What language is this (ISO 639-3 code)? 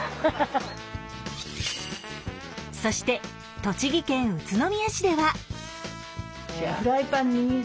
jpn